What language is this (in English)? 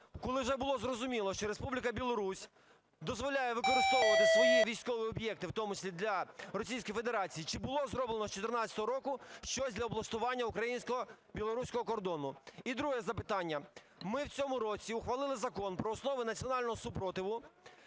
Ukrainian